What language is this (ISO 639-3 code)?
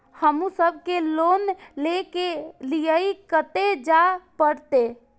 mai